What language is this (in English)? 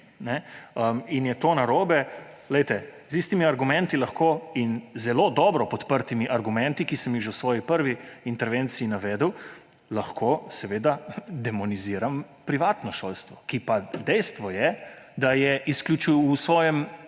Slovenian